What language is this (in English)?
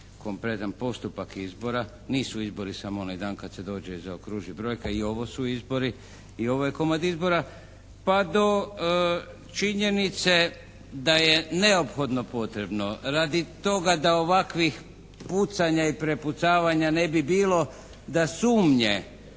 Croatian